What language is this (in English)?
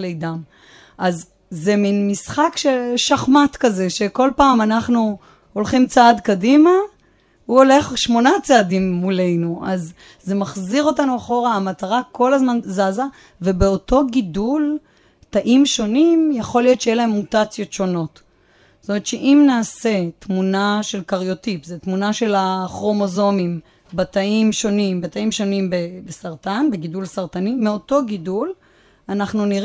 Hebrew